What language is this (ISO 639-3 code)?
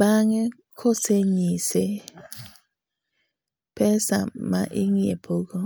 luo